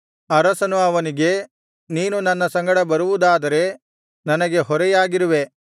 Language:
Kannada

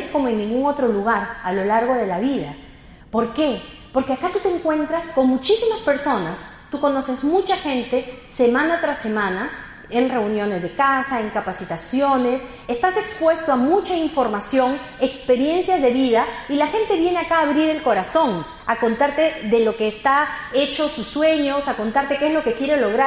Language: Spanish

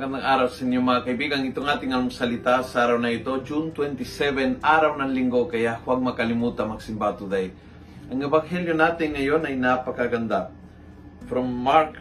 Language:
Filipino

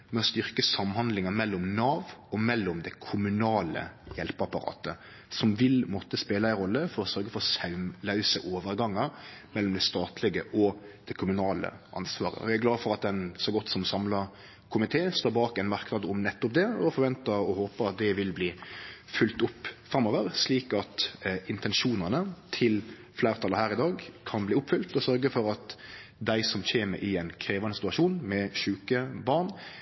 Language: Norwegian Nynorsk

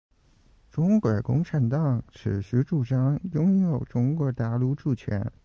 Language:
Chinese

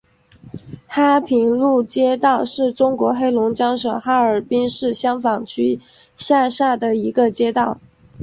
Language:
Chinese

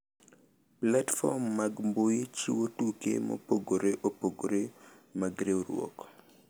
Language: Luo (Kenya and Tanzania)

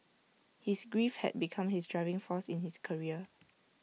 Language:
English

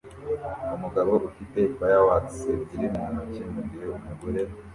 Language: Kinyarwanda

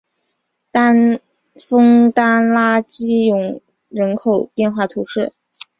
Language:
Chinese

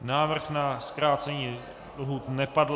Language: Czech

